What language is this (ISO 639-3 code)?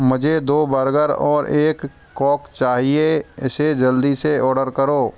hin